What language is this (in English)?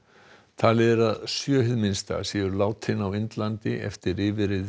Icelandic